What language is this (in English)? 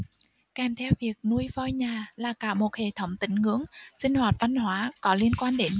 Vietnamese